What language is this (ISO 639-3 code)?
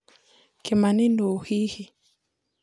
kik